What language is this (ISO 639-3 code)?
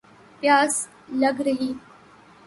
urd